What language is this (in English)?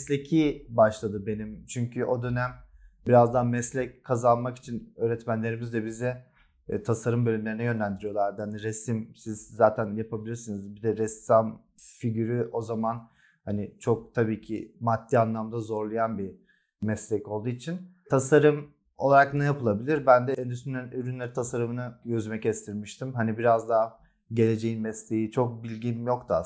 Turkish